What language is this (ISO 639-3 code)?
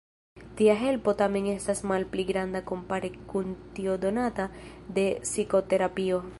epo